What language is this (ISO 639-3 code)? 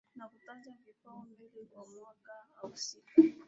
swa